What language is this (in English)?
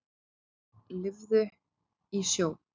Icelandic